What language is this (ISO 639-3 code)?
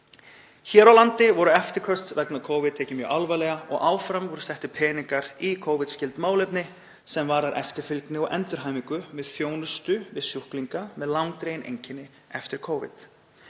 isl